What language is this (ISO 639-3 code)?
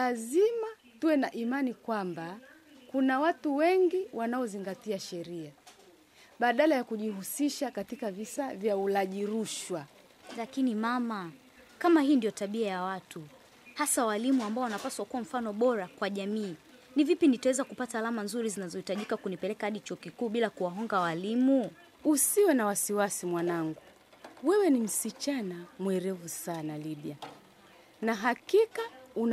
swa